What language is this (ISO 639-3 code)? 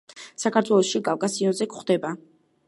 kat